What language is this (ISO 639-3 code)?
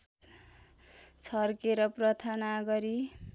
nep